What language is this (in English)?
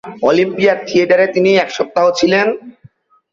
Bangla